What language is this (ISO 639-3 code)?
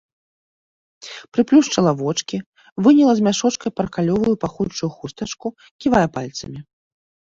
bel